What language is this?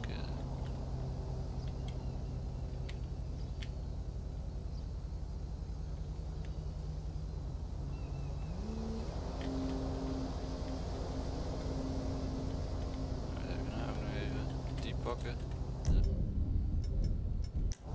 Dutch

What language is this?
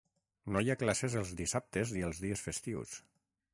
Catalan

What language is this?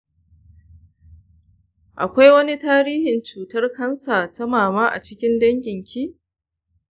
Hausa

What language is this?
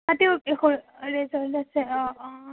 Assamese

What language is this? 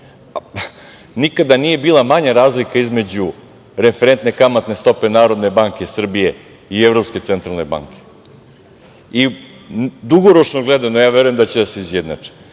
Serbian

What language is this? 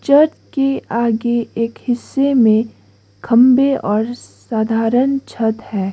Hindi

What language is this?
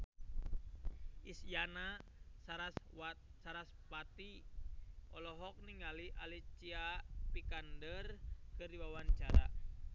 Sundanese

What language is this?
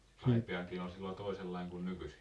Finnish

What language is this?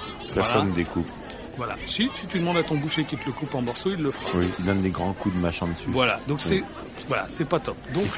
French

